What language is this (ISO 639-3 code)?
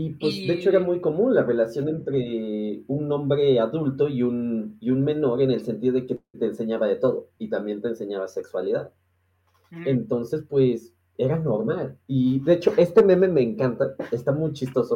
spa